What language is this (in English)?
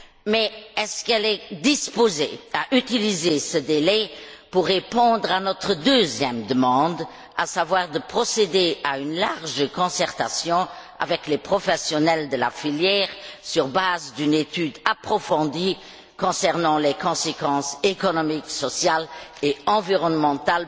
French